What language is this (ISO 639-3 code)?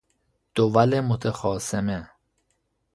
fas